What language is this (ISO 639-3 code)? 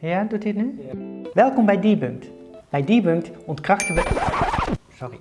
nld